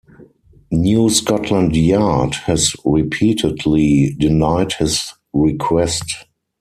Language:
English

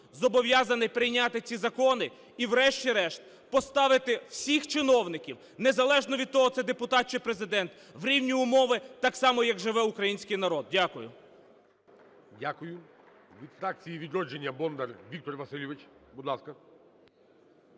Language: Ukrainian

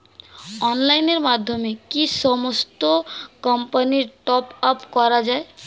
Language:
Bangla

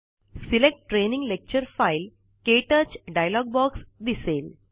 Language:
Marathi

